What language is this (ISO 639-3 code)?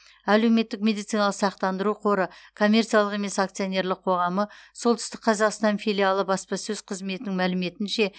kaz